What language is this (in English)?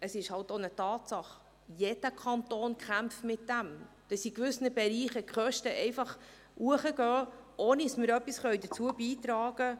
Swiss German